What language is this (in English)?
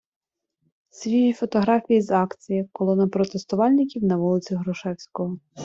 Ukrainian